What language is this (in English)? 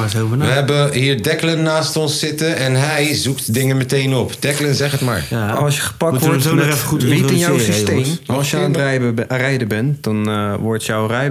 Dutch